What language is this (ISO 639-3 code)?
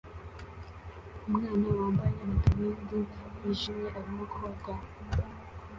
kin